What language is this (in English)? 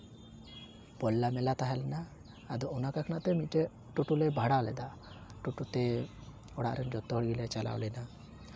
Santali